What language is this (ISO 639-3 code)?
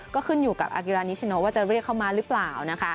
tha